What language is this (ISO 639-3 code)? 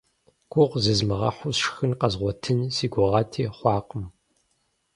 kbd